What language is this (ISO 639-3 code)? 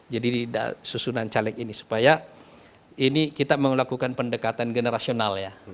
ind